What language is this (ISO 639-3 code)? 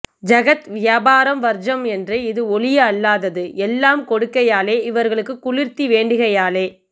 tam